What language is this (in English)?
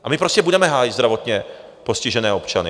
Czech